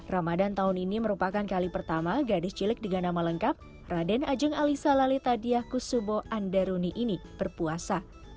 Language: Indonesian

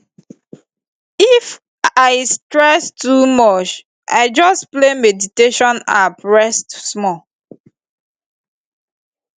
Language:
Nigerian Pidgin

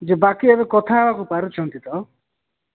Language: Odia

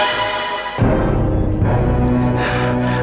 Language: Indonesian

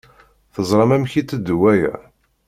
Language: Kabyle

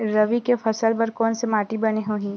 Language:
Chhattisgarhi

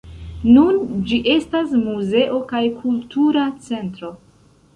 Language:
Esperanto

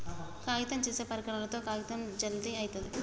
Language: Telugu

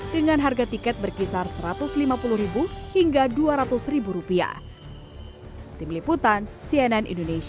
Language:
Indonesian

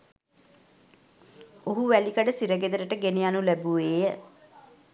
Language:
Sinhala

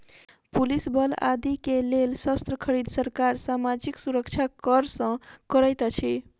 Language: Maithili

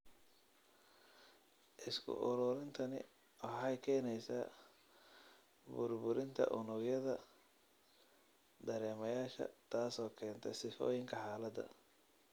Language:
Somali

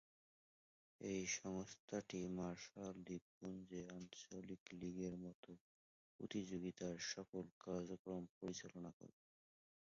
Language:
Bangla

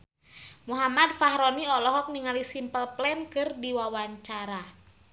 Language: Sundanese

